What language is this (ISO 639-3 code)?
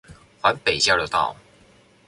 zho